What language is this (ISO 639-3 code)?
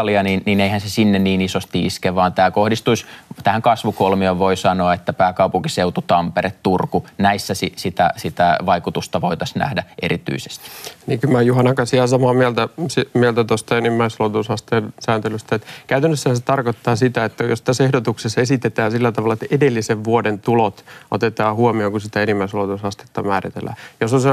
fin